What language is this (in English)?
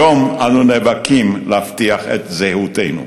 Hebrew